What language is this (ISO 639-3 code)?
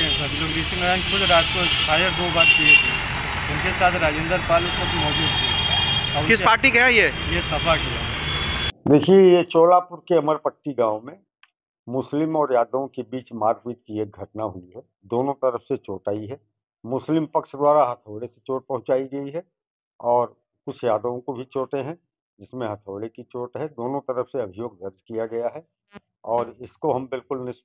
hin